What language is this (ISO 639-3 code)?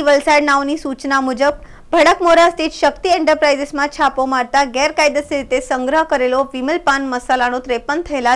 hin